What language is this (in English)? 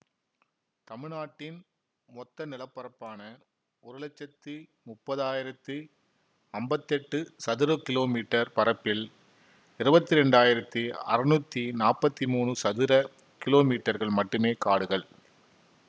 Tamil